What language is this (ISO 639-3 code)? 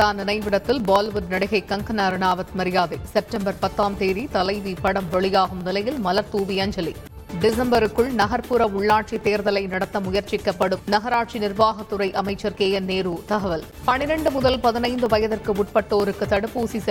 tam